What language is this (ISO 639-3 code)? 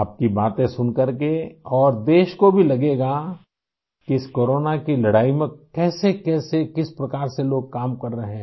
hin